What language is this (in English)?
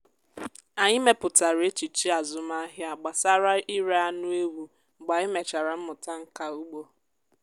Igbo